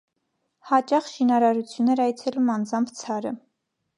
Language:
Armenian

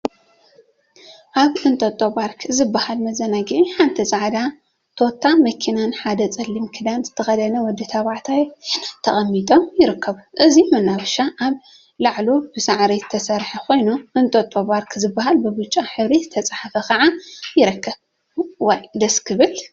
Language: Tigrinya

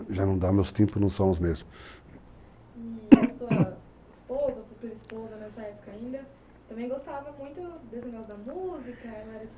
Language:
Portuguese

